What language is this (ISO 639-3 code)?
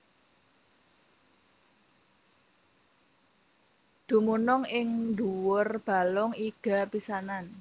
jav